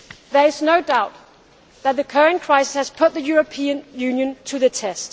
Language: English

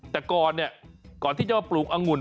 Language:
Thai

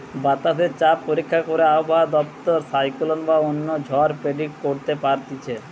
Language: Bangla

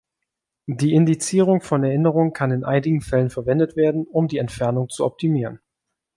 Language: German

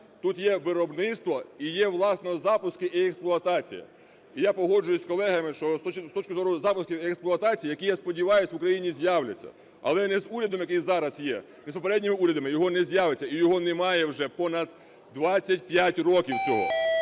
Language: Ukrainian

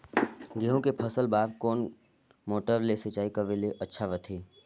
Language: Chhattisgarhi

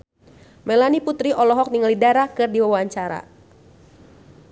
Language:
Sundanese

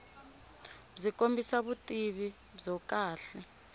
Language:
Tsonga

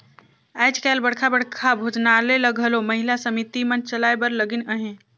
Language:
Chhattisgarhi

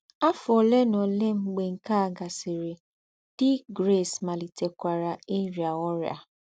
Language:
Igbo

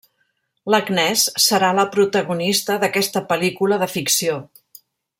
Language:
Catalan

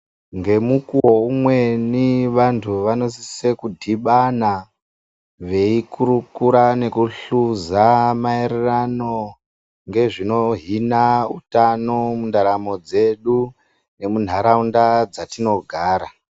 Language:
Ndau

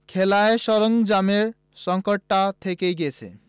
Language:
Bangla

